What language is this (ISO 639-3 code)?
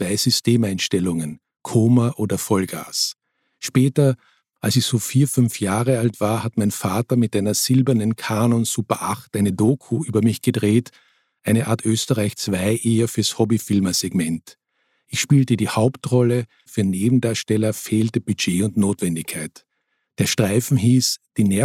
deu